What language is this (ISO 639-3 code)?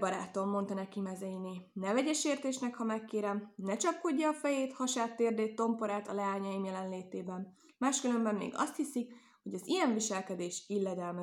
hun